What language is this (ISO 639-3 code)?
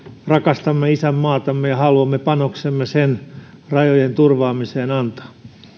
fin